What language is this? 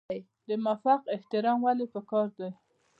Pashto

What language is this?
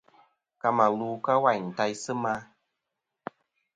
Kom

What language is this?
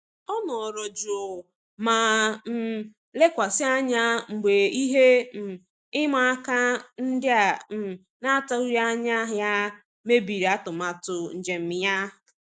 Igbo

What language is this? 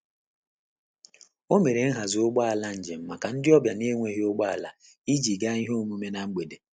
Igbo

